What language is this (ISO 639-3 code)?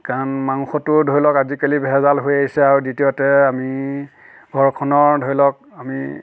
asm